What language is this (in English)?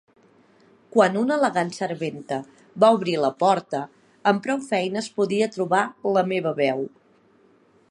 Catalan